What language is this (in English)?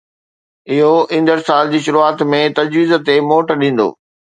Sindhi